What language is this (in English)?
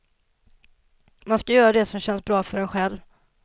Swedish